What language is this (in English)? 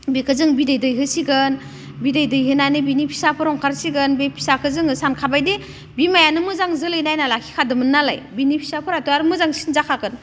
Bodo